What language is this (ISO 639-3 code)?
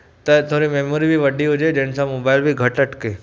snd